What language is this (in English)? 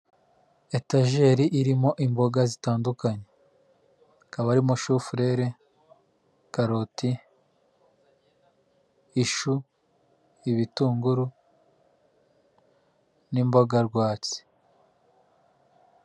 Kinyarwanda